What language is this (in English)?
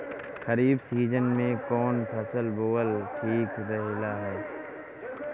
Bhojpuri